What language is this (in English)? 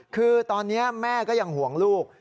Thai